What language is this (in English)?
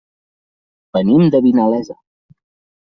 Catalan